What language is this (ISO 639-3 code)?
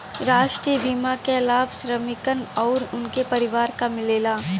bho